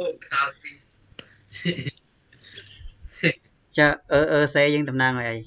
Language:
Thai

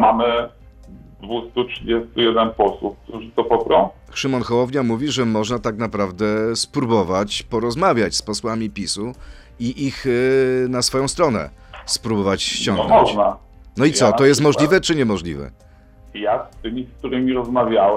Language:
Polish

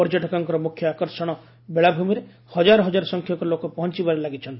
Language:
Odia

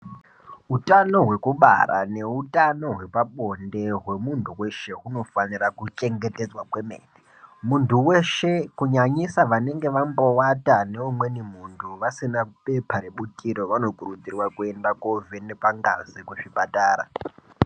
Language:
Ndau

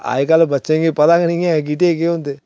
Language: Dogri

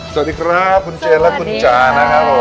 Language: Thai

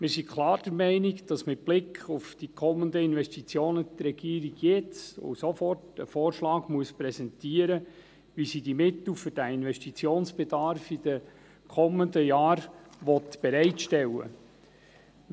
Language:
Swiss German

